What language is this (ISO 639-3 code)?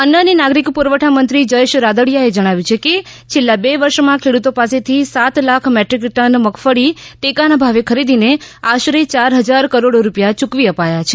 guj